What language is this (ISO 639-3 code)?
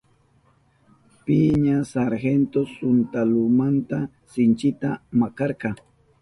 qup